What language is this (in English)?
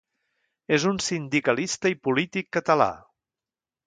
Catalan